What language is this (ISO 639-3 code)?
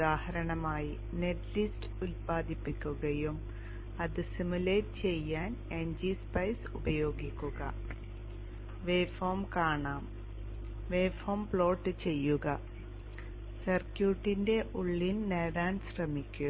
mal